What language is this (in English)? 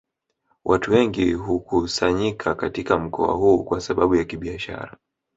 Swahili